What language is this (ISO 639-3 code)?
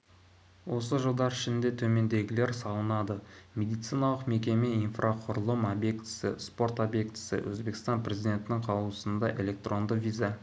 kaz